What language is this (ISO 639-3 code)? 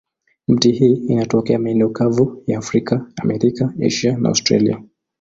swa